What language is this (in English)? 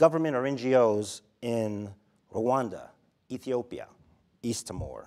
English